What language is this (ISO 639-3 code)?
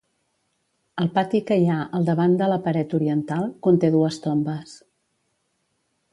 cat